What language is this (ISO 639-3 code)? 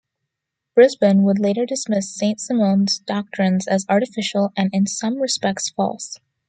eng